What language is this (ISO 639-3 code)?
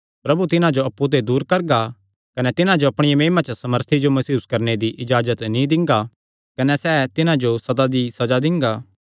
xnr